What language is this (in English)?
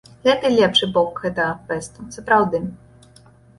Belarusian